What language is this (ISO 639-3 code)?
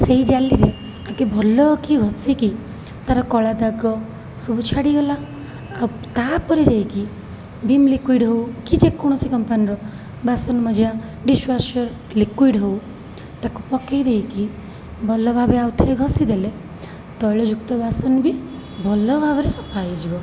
ori